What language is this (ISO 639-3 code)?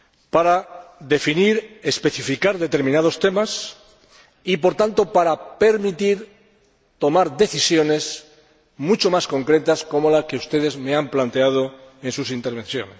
spa